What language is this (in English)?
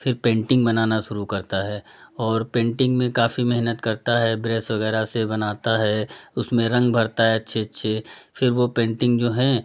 Hindi